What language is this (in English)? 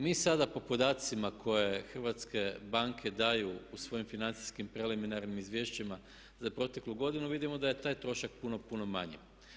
Croatian